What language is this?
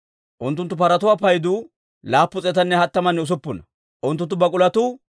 Dawro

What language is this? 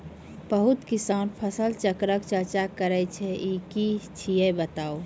Maithili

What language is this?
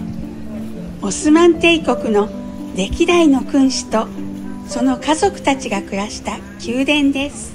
Japanese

